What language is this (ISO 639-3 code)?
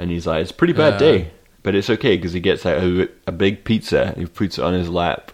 eng